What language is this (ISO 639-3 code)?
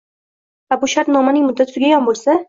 uzb